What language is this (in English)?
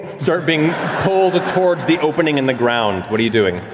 English